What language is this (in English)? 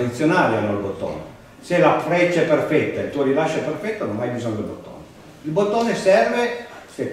Italian